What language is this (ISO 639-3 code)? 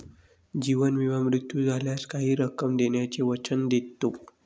mar